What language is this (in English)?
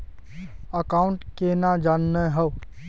Magahi